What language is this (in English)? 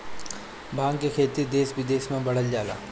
Bhojpuri